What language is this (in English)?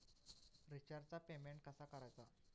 Marathi